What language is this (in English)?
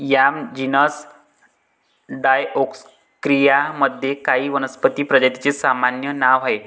Marathi